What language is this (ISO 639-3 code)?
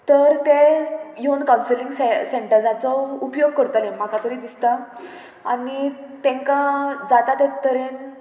kok